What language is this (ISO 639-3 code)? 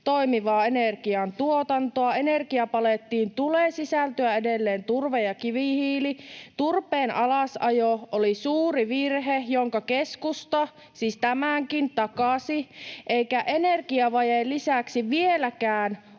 fin